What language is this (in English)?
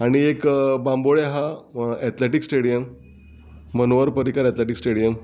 Konkani